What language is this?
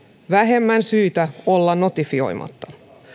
Finnish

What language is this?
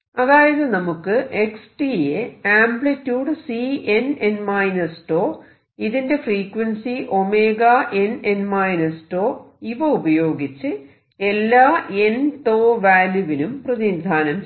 Malayalam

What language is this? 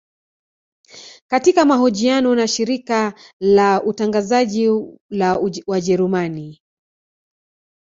Swahili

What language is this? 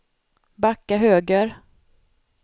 Swedish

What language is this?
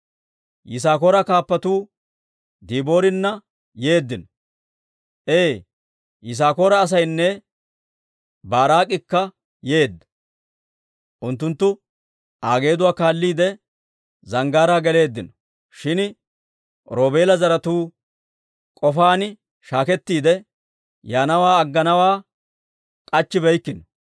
Dawro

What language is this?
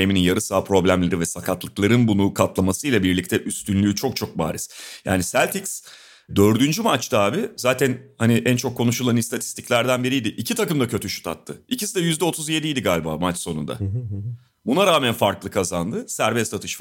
Turkish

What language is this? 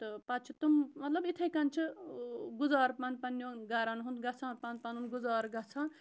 Kashmiri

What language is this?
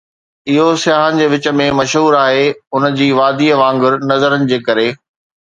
Sindhi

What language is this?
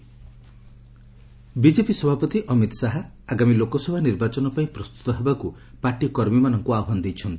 Odia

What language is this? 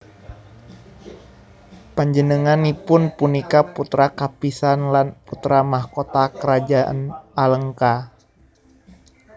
Javanese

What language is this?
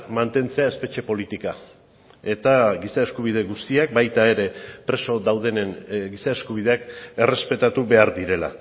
Basque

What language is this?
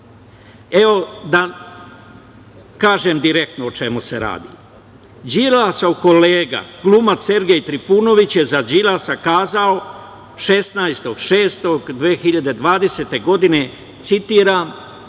Serbian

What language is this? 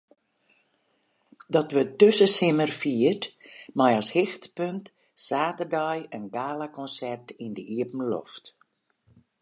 Western Frisian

